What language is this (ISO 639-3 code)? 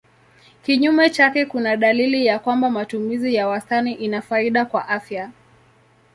swa